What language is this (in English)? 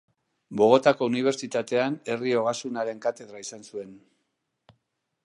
Basque